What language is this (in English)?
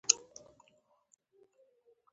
Pashto